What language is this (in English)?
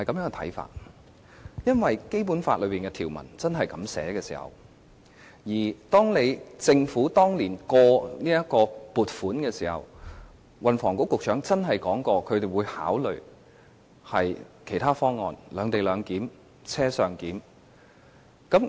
Cantonese